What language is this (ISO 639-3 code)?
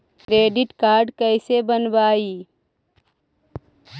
mag